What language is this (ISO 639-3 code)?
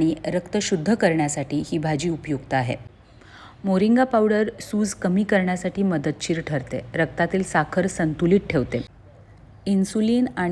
mar